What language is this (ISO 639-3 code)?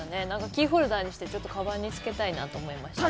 jpn